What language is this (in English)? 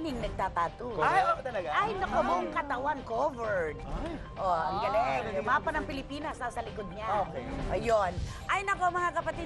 Filipino